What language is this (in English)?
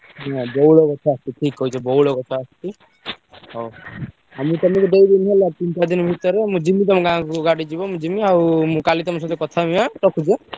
Odia